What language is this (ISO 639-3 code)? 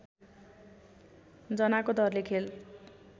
nep